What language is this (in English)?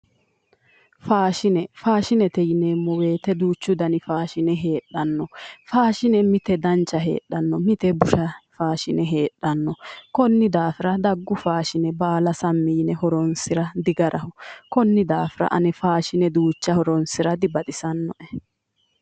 Sidamo